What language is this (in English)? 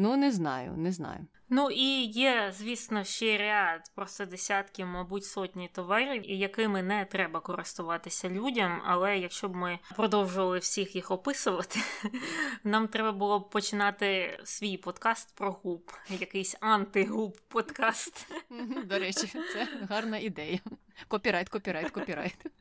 Ukrainian